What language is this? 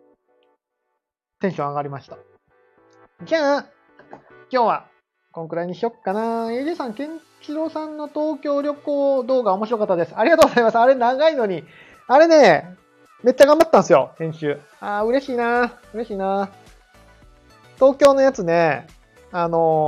Japanese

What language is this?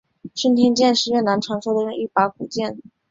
Chinese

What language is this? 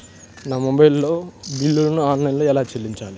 Telugu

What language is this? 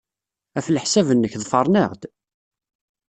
Kabyle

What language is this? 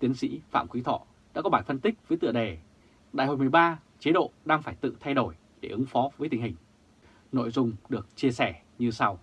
Vietnamese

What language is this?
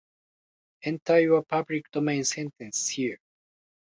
Japanese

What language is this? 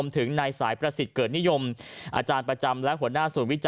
Thai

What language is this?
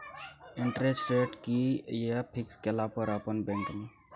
Maithili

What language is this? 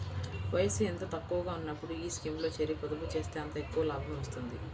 Telugu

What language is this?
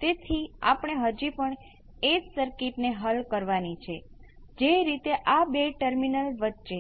Gujarati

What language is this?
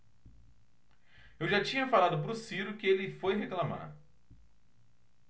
Portuguese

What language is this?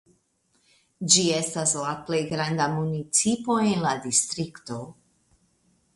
Esperanto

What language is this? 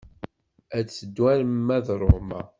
Kabyle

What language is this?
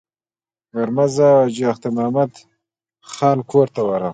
Pashto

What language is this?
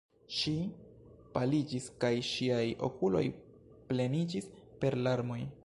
Esperanto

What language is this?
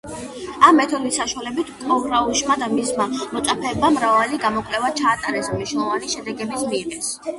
Georgian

